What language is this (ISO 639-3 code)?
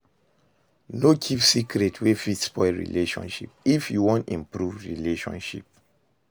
pcm